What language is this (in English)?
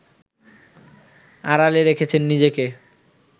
Bangla